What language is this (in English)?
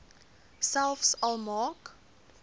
Afrikaans